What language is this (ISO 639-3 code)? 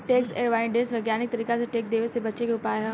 bho